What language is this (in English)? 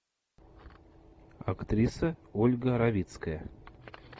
Russian